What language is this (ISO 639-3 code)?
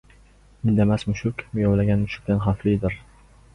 uzb